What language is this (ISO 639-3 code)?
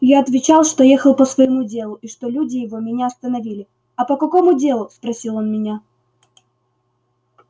rus